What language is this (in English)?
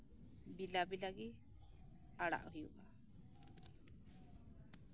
Santali